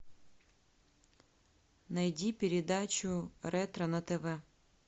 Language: Russian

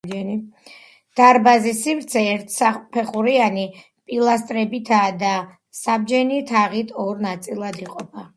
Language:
Georgian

